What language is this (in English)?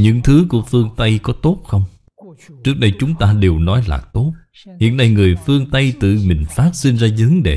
Vietnamese